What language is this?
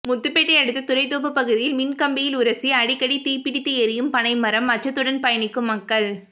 Tamil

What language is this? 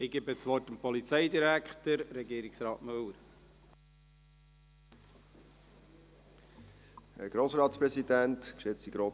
Swiss German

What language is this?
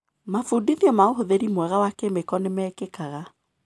Kikuyu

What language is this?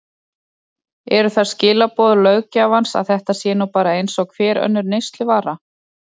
Icelandic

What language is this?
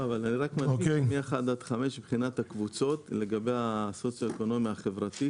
Hebrew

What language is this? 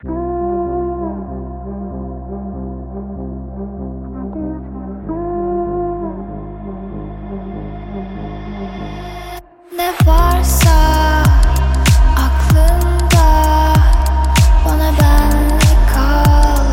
Turkish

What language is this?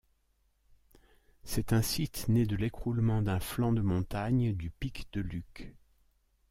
French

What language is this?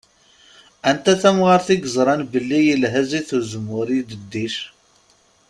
Kabyle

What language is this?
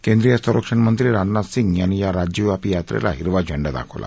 Marathi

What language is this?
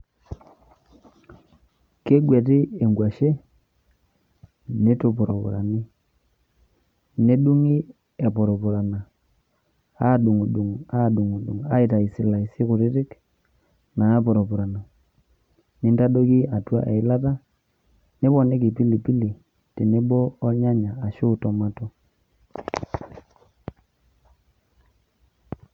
Masai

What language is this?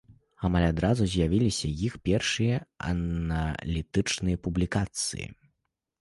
Belarusian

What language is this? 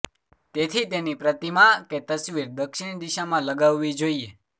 Gujarati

